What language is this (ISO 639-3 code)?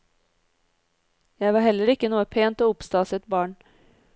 nor